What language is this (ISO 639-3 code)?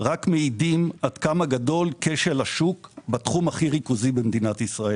heb